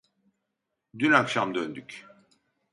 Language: Turkish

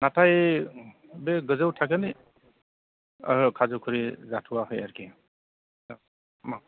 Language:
Bodo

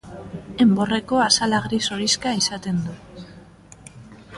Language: Basque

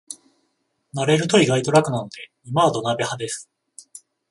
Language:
Japanese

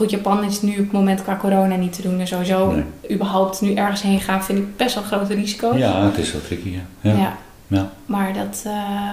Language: Dutch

